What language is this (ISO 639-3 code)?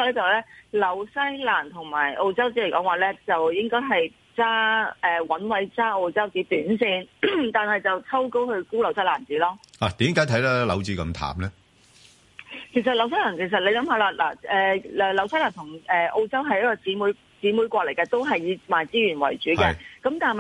zho